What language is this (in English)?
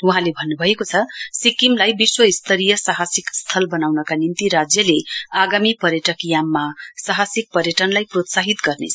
Nepali